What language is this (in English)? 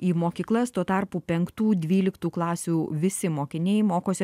Lithuanian